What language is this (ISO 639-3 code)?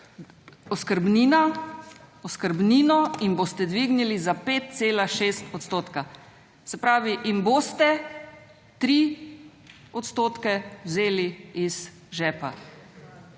slv